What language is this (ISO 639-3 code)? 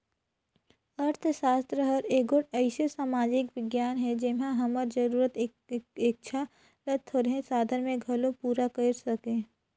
hne